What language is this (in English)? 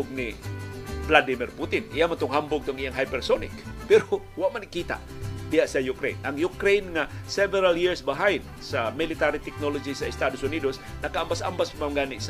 Filipino